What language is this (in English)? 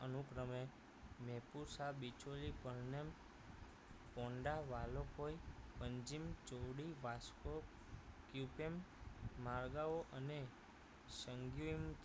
Gujarati